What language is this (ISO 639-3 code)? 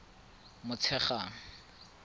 tsn